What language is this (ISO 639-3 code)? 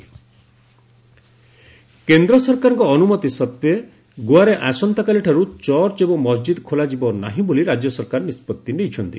ori